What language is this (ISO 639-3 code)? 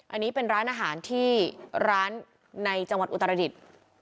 tha